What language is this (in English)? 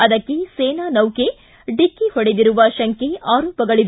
Kannada